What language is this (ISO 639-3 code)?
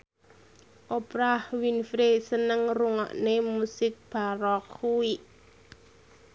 jav